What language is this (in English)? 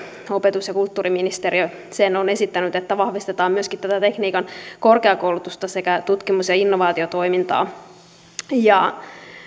Finnish